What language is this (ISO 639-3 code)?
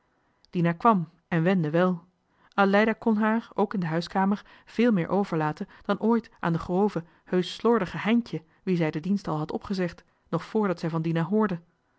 nld